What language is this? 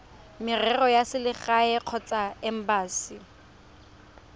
Tswana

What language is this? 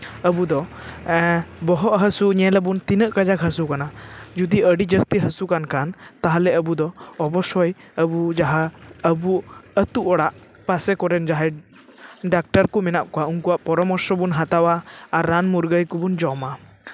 Santali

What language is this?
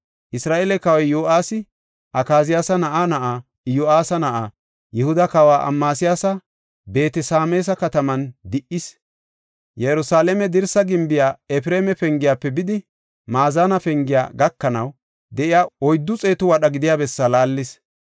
Gofa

